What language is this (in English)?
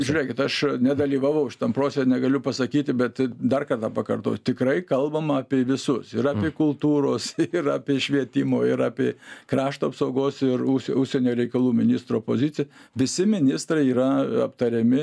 Lithuanian